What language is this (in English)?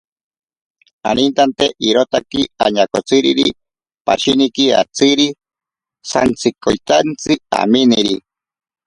Ashéninka Perené